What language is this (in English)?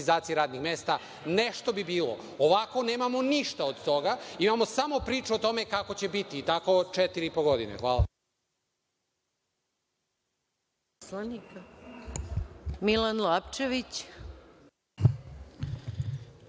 Serbian